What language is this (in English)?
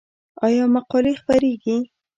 Pashto